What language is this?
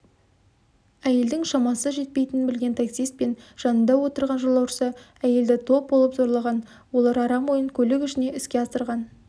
Kazakh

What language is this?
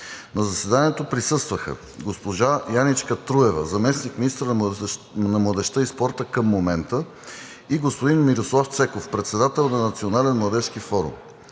Bulgarian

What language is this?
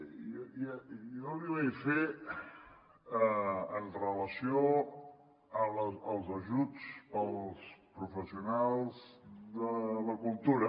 Catalan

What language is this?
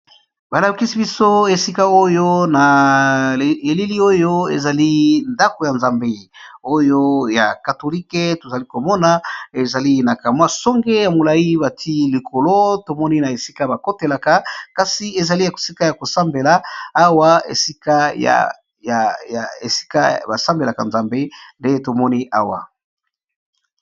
Lingala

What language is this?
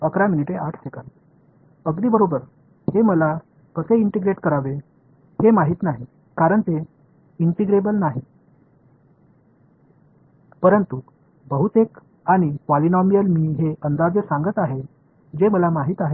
Tamil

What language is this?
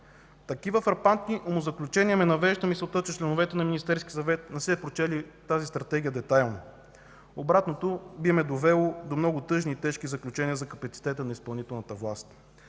Bulgarian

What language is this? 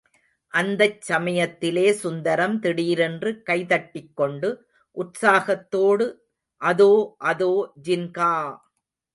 Tamil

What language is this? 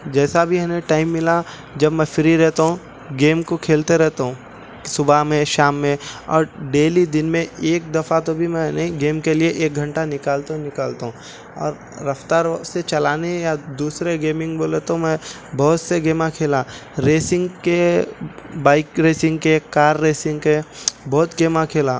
Urdu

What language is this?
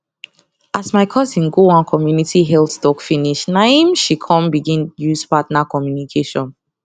Nigerian Pidgin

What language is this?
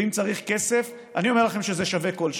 Hebrew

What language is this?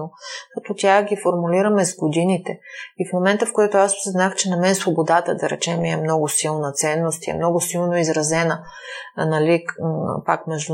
Bulgarian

